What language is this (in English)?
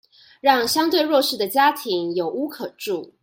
Chinese